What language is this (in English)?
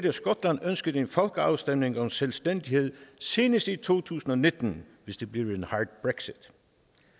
Danish